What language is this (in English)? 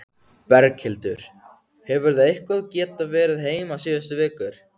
Icelandic